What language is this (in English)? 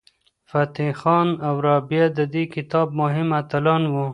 Pashto